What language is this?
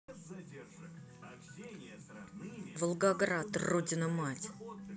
Russian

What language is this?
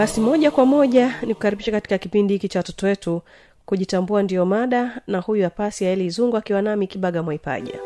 Swahili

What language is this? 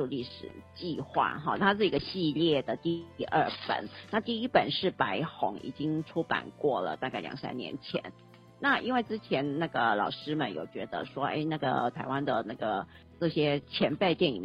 Chinese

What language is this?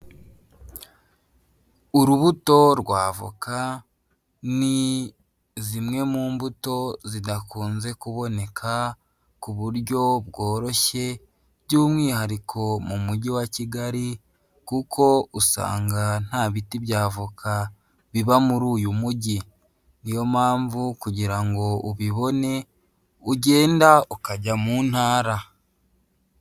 Kinyarwanda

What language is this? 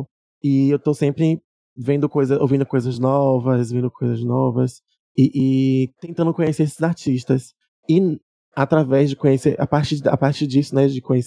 Portuguese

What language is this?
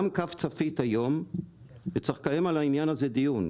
Hebrew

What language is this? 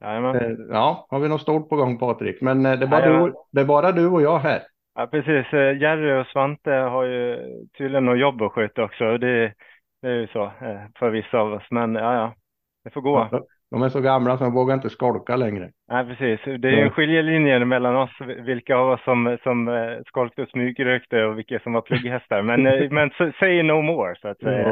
Swedish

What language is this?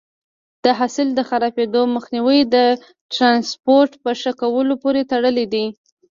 Pashto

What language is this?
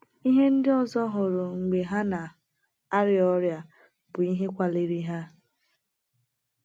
Igbo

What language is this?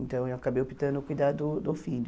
Portuguese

